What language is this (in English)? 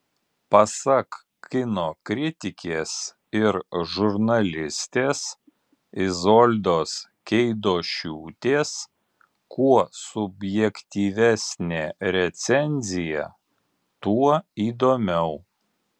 Lithuanian